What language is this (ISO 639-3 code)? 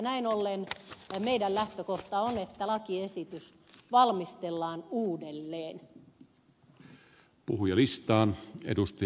fin